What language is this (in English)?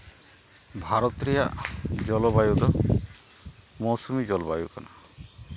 Santali